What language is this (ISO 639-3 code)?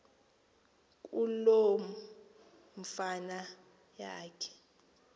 xho